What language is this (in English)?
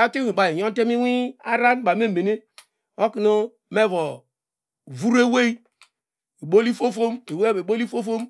Degema